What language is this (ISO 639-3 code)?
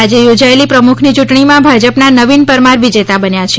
guj